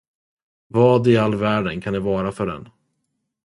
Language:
Swedish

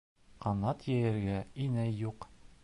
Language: Bashkir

